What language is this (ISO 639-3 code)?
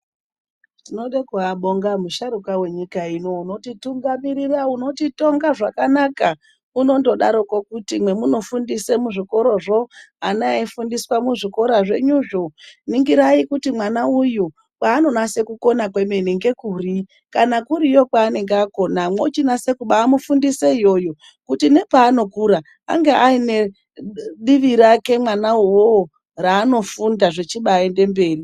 ndc